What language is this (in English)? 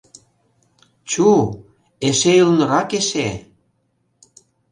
Mari